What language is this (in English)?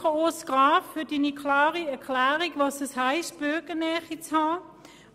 Swiss German